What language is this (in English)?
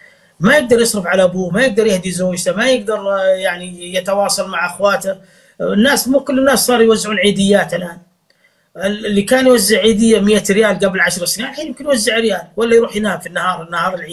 Arabic